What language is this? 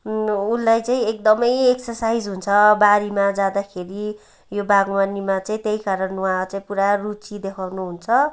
Nepali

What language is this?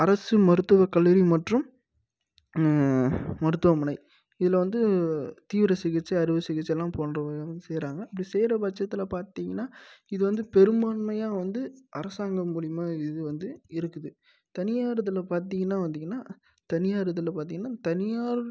Tamil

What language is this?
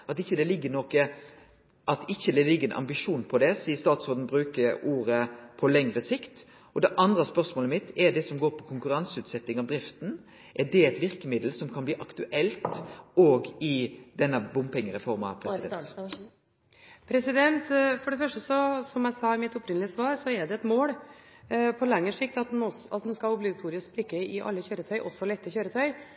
Norwegian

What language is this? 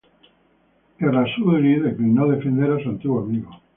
Spanish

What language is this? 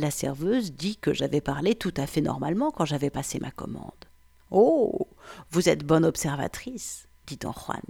French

